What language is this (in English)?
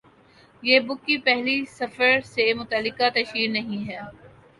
Urdu